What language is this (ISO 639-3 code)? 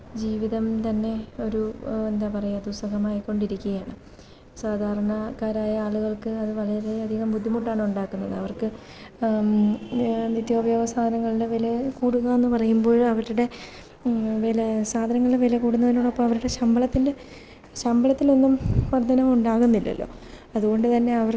mal